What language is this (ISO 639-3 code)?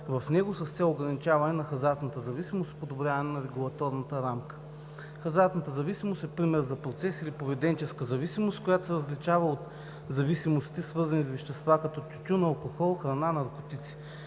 bul